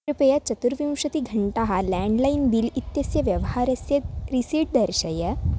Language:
Sanskrit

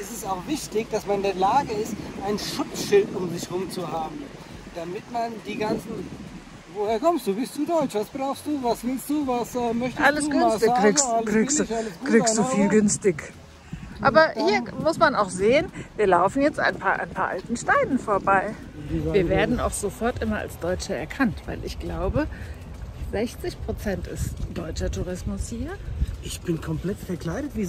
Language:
German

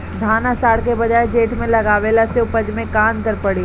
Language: Bhojpuri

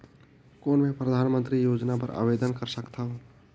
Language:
Chhattisgarhi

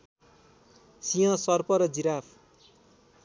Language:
Nepali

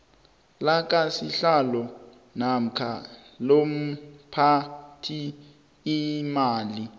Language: South Ndebele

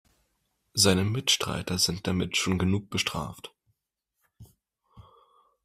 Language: German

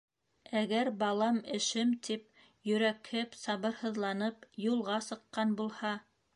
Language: Bashkir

